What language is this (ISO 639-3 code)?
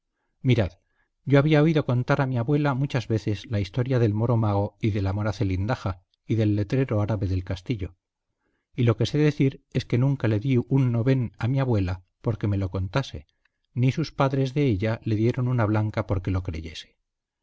spa